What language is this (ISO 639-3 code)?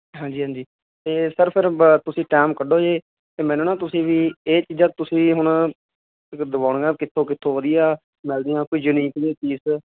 pan